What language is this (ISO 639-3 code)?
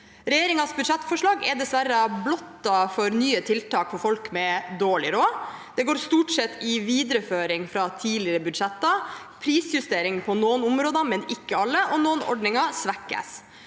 nor